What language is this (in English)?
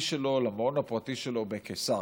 Hebrew